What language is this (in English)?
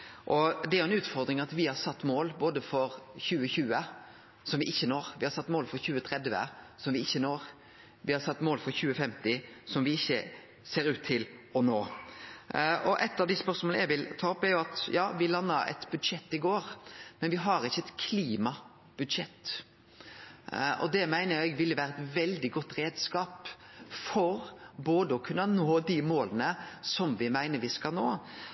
Norwegian Nynorsk